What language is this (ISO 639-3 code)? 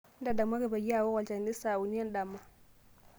mas